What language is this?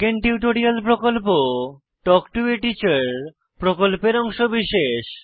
Bangla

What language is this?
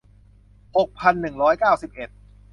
Thai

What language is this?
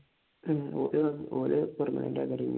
Malayalam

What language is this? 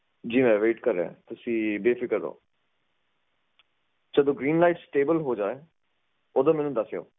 Punjabi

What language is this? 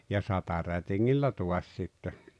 Finnish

